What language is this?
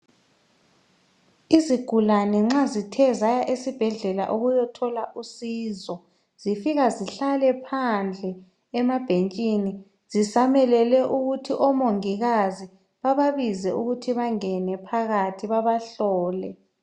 North Ndebele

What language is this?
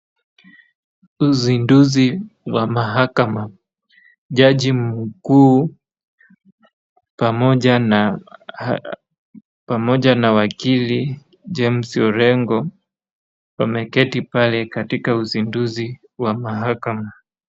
Swahili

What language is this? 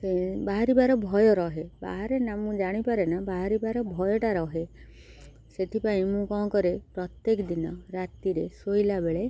Odia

